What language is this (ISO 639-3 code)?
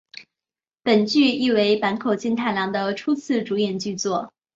zho